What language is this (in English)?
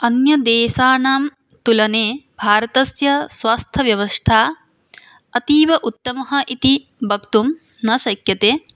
Sanskrit